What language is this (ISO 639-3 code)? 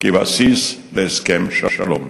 heb